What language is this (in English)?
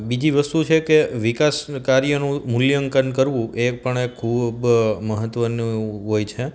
Gujarati